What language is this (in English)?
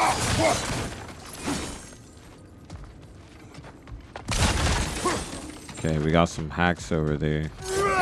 English